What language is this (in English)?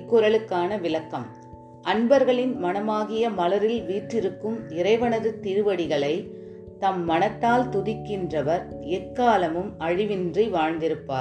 Tamil